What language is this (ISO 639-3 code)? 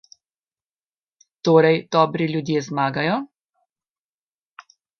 slv